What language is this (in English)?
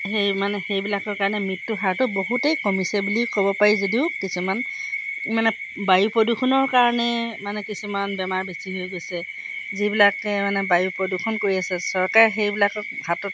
Assamese